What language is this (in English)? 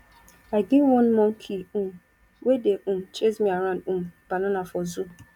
Nigerian Pidgin